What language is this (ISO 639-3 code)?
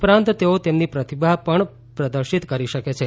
guj